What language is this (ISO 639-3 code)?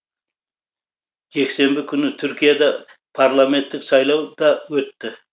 kaz